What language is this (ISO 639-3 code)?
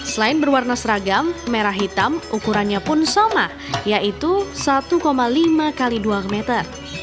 ind